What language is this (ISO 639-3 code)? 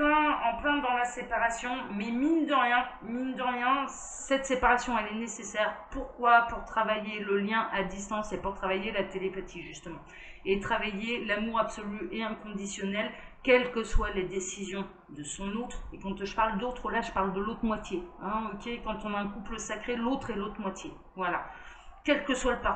fra